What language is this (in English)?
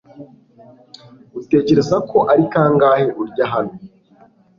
Kinyarwanda